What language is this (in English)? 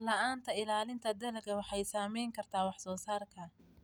Somali